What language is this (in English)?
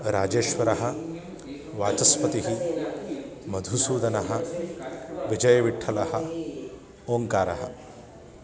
Sanskrit